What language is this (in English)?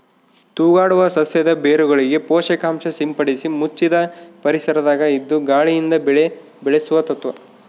Kannada